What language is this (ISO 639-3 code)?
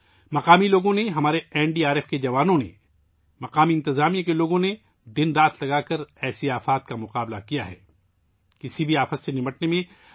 urd